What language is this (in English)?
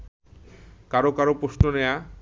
Bangla